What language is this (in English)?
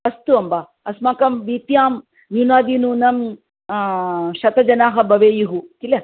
Sanskrit